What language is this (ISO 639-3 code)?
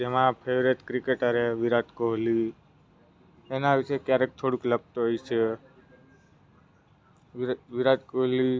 guj